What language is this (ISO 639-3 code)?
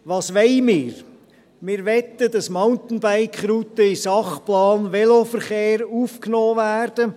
gsw